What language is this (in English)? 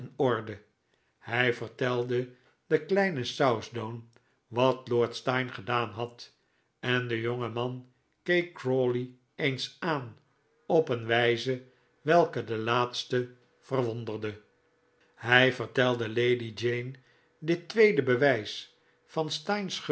Dutch